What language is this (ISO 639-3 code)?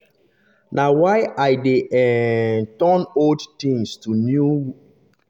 pcm